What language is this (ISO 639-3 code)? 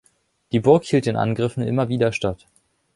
deu